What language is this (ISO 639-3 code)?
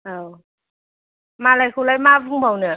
brx